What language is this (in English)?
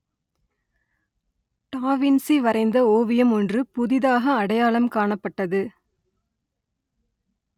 Tamil